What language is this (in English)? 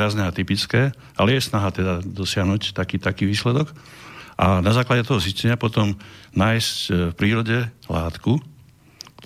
Slovak